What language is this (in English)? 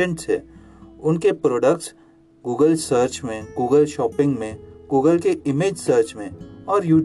Hindi